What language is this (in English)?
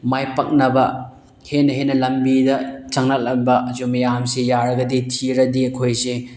Manipuri